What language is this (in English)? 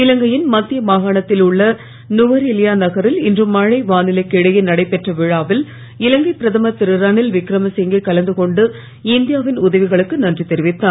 Tamil